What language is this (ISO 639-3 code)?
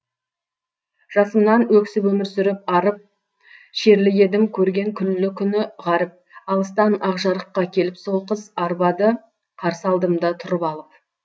kaz